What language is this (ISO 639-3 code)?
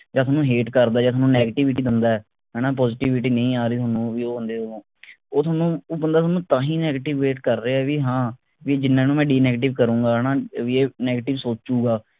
pan